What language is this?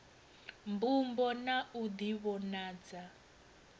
Venda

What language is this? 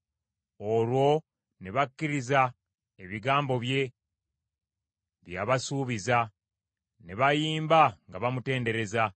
Ganda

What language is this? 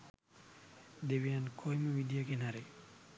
Sinhala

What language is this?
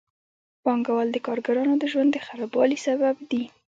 Pashto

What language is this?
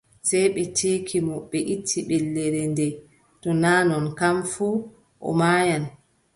Adamawa Fulfulde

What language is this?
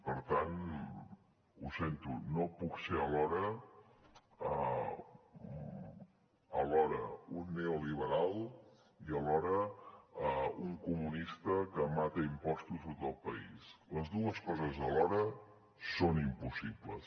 Catalan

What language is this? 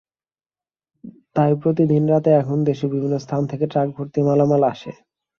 Bangla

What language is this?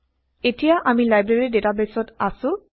Assamese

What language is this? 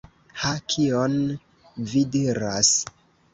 Esperanto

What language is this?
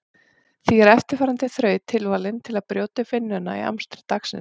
Icelandic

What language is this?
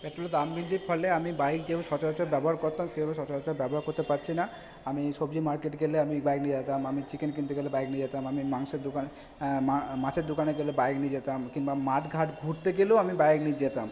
Bangla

